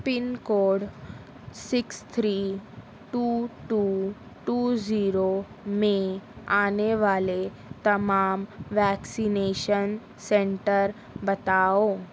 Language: Urdu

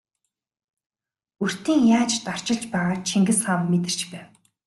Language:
Mongolian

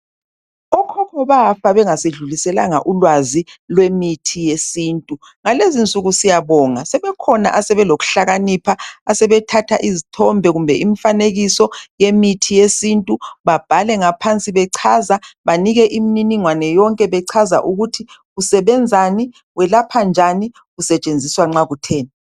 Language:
North Ndebele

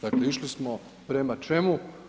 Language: Croatian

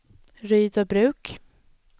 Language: Swedish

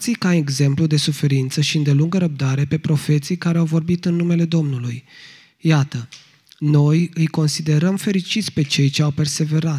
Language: Romanian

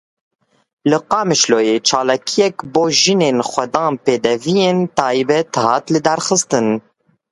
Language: Kurdish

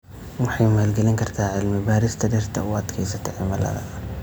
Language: Somali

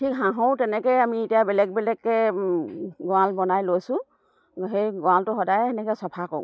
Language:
Assamese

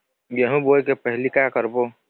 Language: Chhattisgarhi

